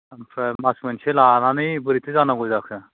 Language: Bodo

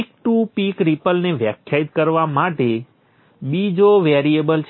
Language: Gujarati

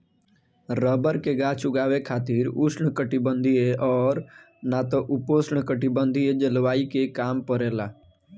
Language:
Bhojpuri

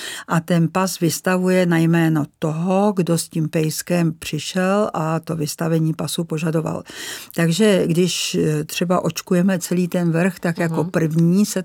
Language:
Czech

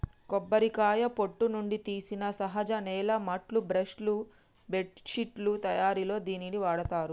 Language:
Telugu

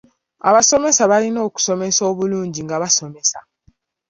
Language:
Ganda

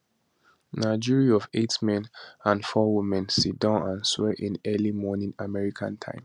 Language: Nigerian Pidgin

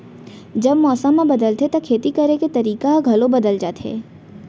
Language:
Chhattisgarhi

